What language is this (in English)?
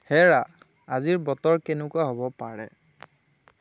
Assamese